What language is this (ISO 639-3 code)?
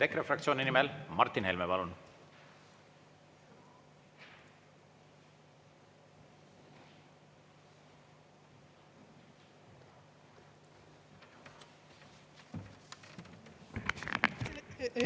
est